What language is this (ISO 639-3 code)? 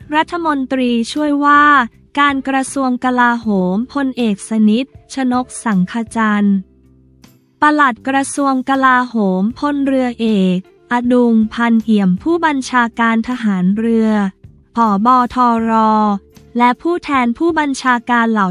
tha